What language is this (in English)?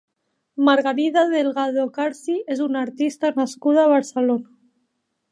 Catalan